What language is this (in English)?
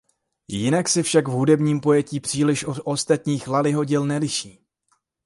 Czech